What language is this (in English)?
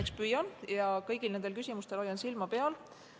Estonian